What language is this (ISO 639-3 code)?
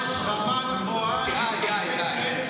heb